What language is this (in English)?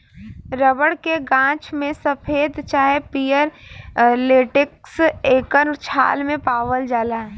Bhojpuri